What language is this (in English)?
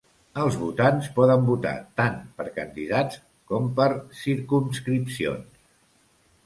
Catalan